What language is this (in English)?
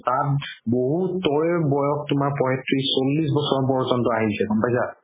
Assamese